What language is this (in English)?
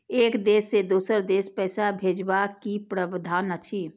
Maithili